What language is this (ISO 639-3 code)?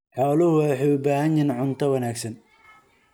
som